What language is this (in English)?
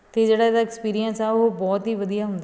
Punjabi